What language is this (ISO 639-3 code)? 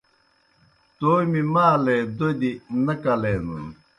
plk